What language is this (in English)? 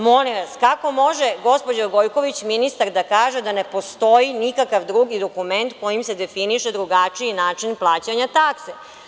Serbian